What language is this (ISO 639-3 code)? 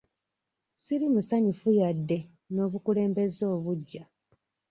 lug